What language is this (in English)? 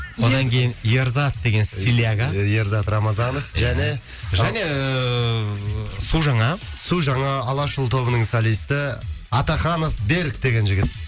Kazakh